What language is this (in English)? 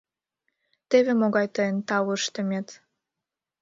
Mari